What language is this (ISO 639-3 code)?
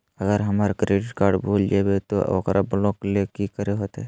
mag